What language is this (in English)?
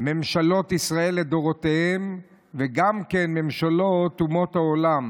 Hebrew